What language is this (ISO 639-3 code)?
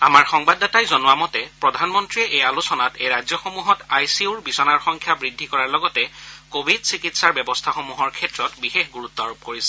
asm